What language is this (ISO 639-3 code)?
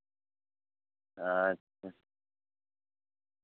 sat